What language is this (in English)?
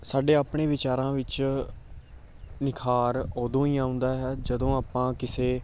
Punjabi